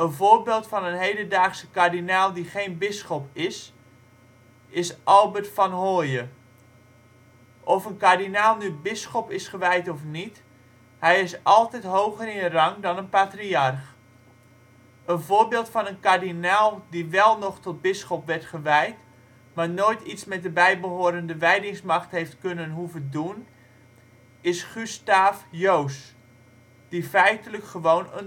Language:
Dutch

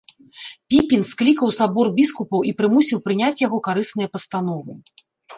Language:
Belarusian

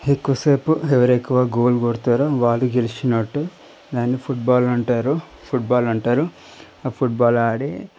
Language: Telugu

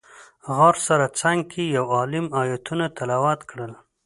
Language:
Pashto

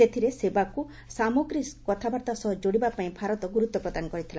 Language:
Odia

